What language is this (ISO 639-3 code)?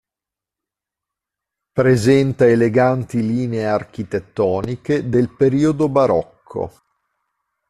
ita